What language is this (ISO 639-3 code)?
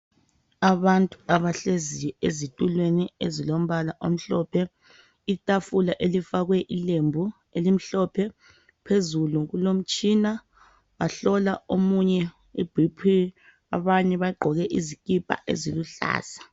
nde